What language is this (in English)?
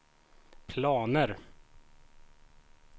Swedish